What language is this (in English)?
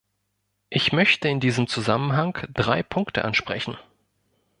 German